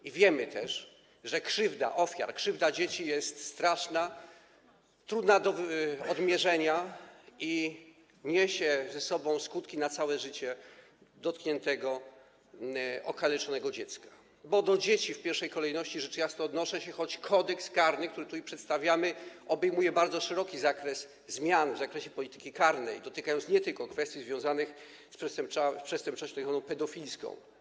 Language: Polish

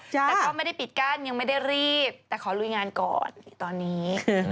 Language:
Thai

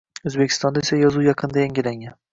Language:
Uzbek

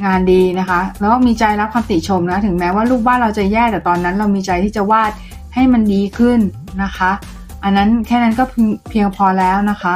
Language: Thai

